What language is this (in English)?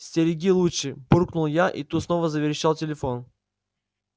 Russian